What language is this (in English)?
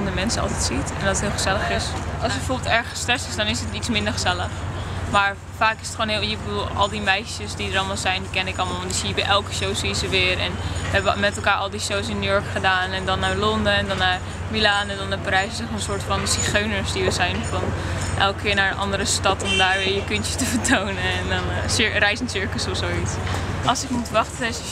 Dutch